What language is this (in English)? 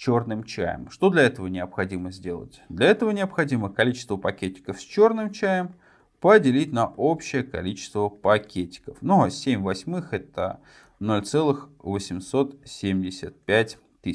Russian